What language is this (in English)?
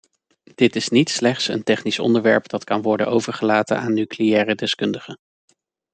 Dutch